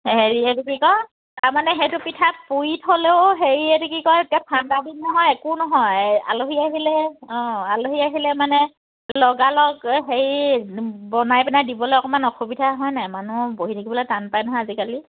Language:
Assamese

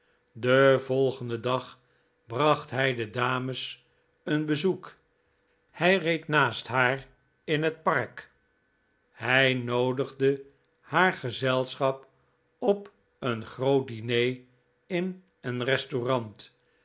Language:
Dutch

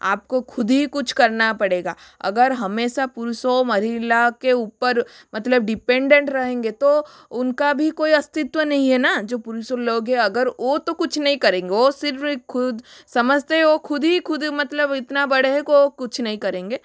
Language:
Hindi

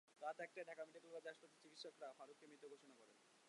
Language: Bangla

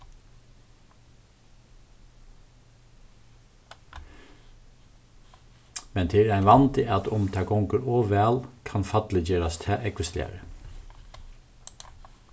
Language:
Faroese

